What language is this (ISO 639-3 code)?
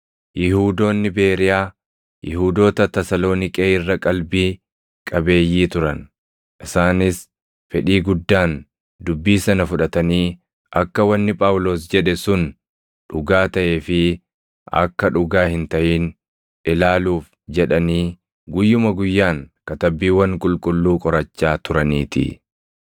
orm